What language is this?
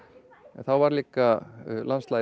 Icelandic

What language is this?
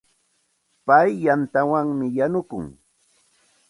Santa Ana de Tusi Pasco Quechua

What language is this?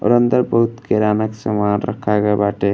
Bhojpuri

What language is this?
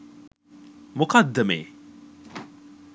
Sinhala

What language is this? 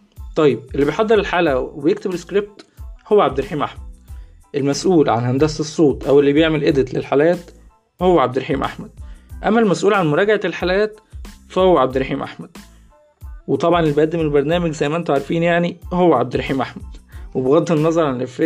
Arabic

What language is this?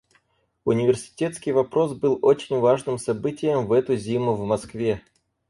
Russian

